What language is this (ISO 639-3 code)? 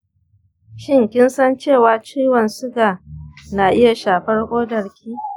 hau